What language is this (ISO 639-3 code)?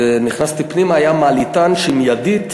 heb